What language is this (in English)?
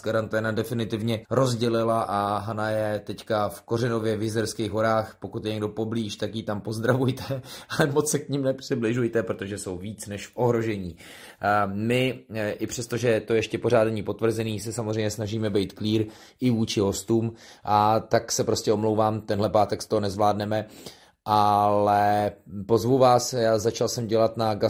Czech